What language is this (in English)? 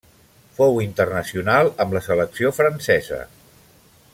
Catalan